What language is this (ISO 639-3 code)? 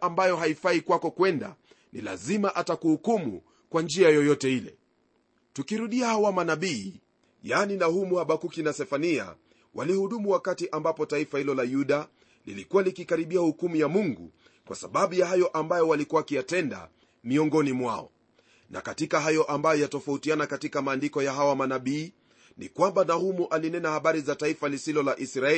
swa